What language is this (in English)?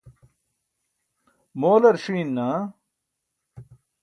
Burushaski